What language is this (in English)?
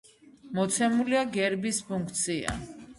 Georgian